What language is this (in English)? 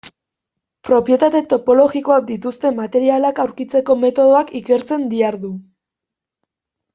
Basque